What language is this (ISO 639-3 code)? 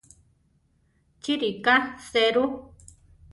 tar